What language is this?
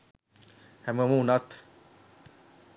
Sinhala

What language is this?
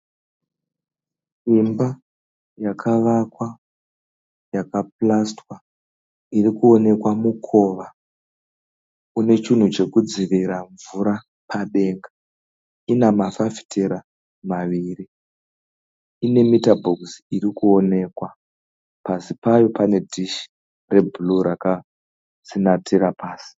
Shona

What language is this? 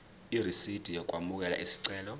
Zulu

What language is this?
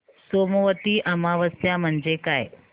Marathi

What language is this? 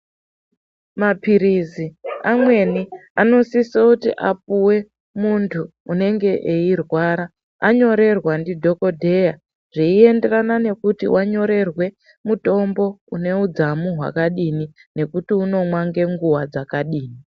Ndau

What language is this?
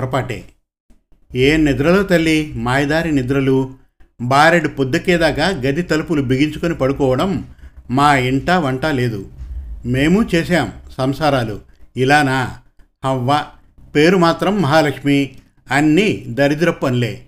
Telugu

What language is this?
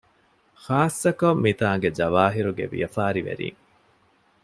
Divehi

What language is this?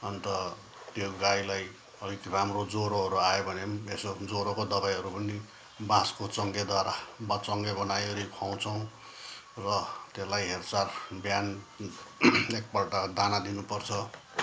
Nepali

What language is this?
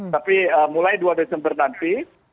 Indonesian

